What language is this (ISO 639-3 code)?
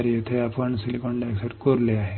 mar